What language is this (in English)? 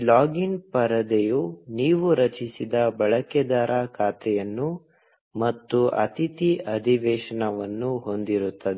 Kannada